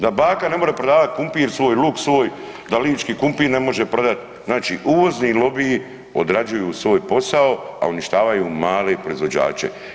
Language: Croatian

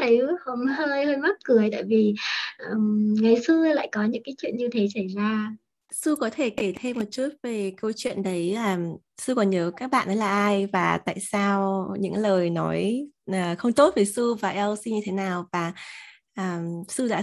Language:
Vietnamese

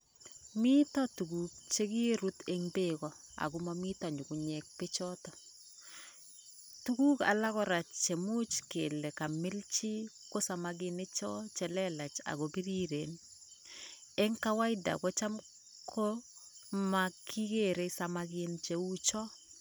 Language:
Kalenjin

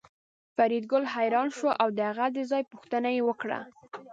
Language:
Pashto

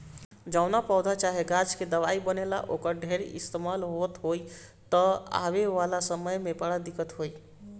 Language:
Bhojpuri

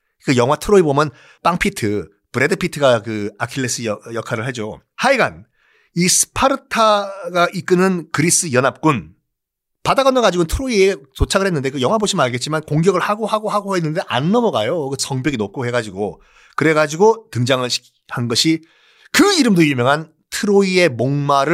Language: Korean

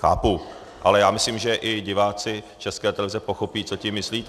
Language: Czech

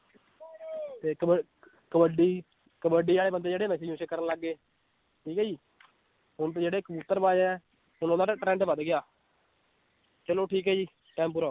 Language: Punjabi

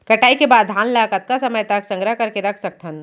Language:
Chhattisgarhi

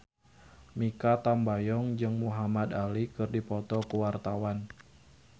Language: Sundanese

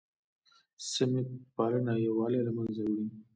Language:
Pashto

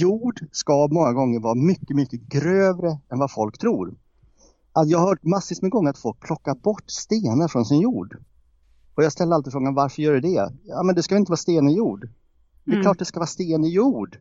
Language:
Swedish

